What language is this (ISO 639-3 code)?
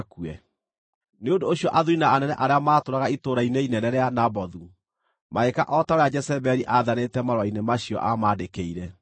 kik